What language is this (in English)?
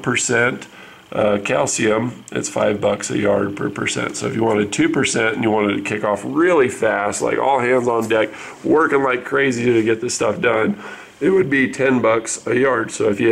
English